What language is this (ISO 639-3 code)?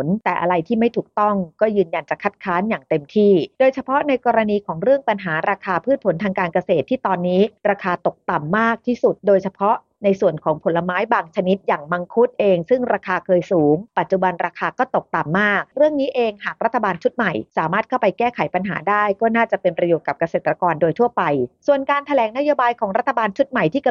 tha